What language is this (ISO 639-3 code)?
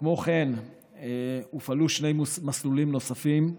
heb